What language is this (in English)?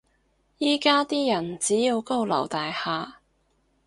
Cantonese